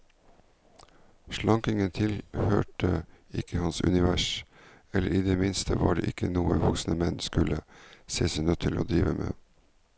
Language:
Norwegian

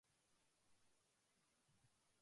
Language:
Japanese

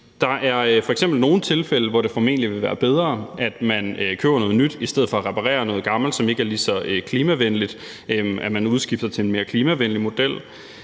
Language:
Danish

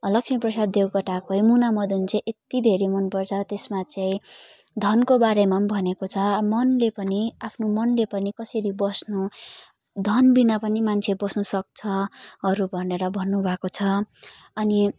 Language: Nepali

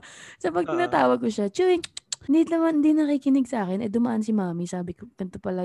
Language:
Filipino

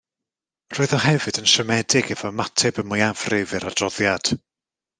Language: Welsh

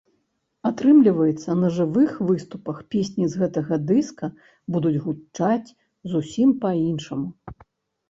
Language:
Belarusian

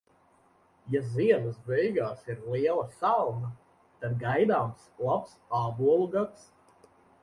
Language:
Latvian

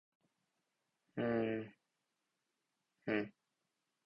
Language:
Japanese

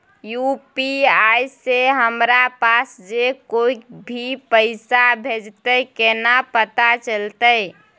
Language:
Maithili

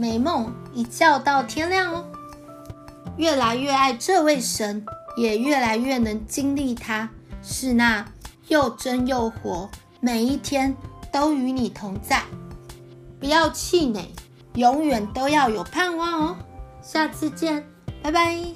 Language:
Chinese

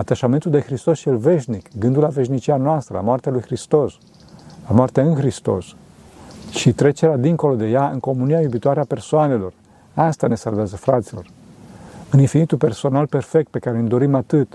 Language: Romanian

